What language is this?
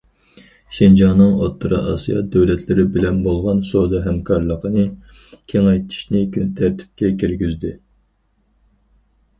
Uyghur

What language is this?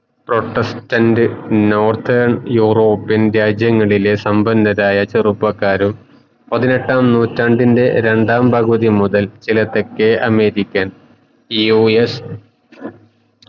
Malayalam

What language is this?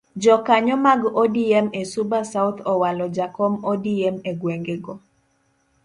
Luo (Kenya and Tanzania)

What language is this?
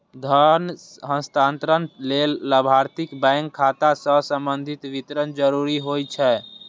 Maithili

